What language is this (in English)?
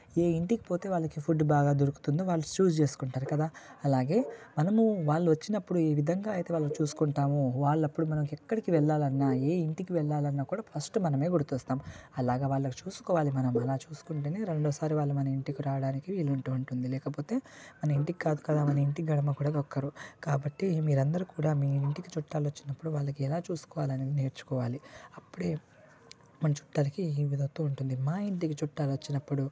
Telugu